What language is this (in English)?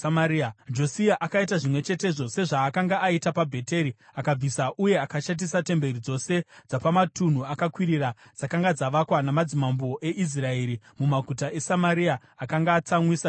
Shona